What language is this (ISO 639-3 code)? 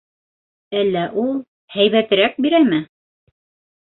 bak